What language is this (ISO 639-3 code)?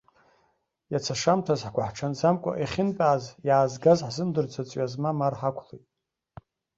abk